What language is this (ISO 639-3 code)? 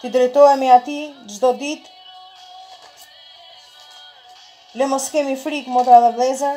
ron